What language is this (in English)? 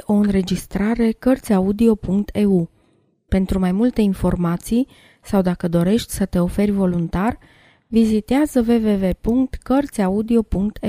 Romanian